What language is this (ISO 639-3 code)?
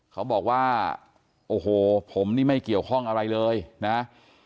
tha